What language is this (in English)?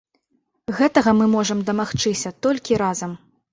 Belarusian